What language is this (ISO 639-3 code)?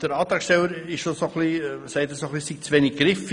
gsw